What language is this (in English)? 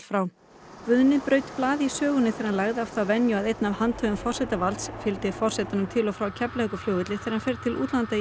Icelandic